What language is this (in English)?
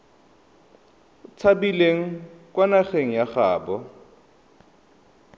Tswana